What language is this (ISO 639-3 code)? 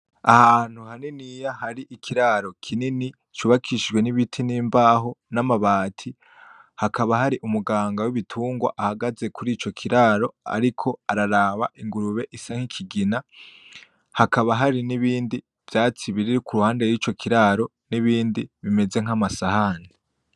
run